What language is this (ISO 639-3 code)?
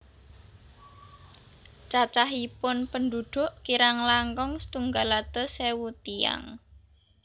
jav